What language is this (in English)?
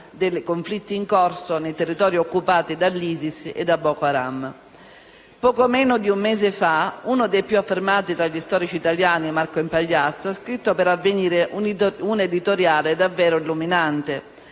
Italian